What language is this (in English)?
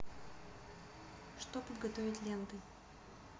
Russian